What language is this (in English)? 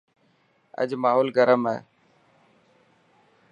Dhatki